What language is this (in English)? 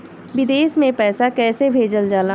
Bhojpuri